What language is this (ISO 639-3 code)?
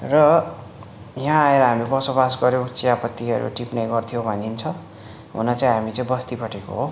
nep